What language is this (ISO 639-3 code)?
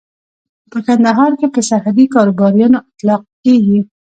pus